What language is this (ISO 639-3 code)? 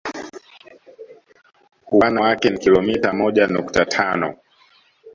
swa